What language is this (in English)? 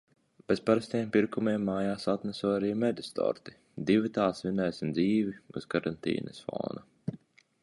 Latvian